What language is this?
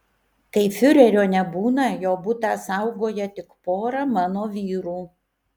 Lithuanian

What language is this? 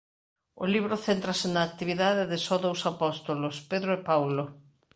Galician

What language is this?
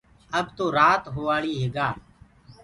Gurgula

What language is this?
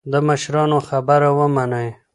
Pashto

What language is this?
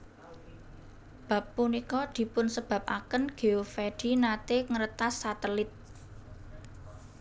Javanese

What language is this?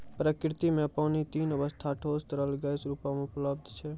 Maithili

